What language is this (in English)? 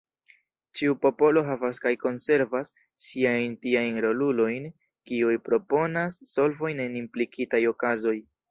Esperanto